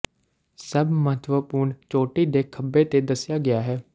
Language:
Punjabi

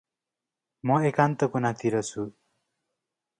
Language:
Nepali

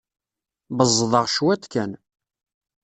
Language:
Kabyle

